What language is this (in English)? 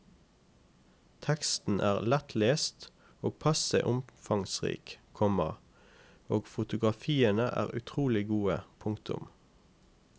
Norwegian